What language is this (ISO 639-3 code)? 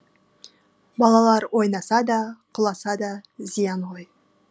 kaz